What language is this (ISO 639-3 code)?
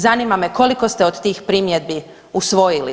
hrv